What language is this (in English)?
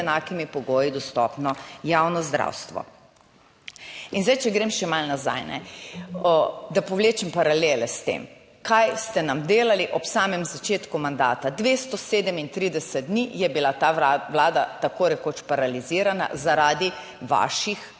Slovenian